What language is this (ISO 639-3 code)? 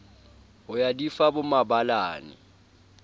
sot